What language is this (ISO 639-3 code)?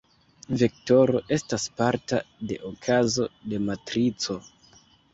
epo